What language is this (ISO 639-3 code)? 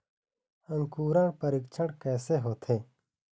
hne